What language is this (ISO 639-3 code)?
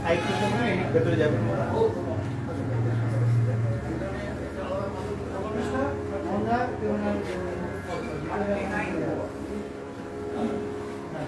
ron